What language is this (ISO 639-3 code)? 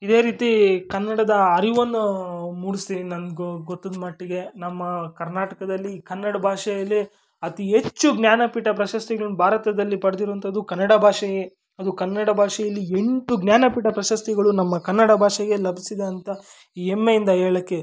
kan